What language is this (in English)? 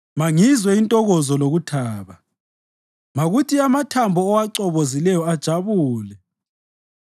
North Ndebele